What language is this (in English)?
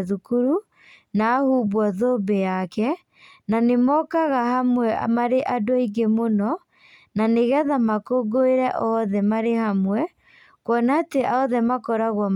Kikuyu